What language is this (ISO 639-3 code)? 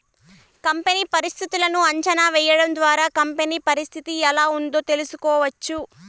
tel